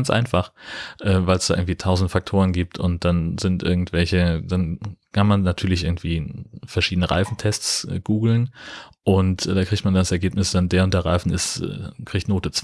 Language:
German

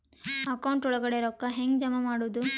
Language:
Kannada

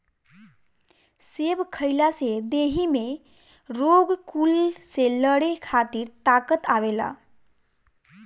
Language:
Bhojpuri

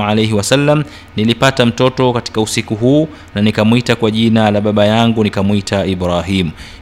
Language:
Swahili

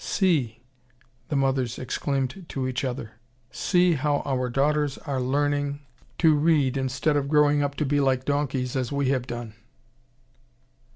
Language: English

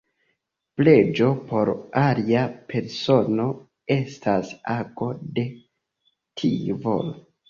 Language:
Esperanto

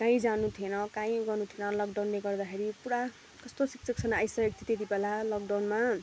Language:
Nepali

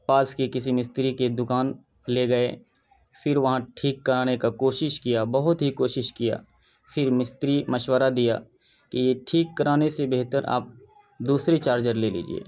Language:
Urdu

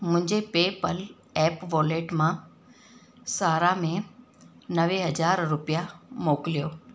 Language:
Sindhi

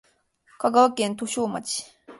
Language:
Japanese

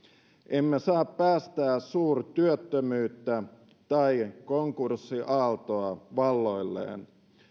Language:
Finnish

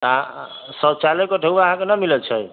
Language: Maithili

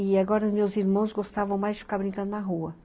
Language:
Portuguese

